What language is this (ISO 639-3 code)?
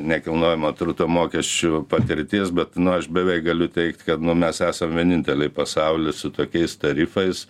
lit